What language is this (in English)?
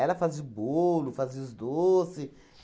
Portuguese